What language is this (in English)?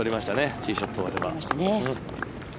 Japanese